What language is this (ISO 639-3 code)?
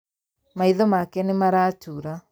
kik